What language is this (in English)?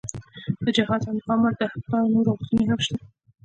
Pashto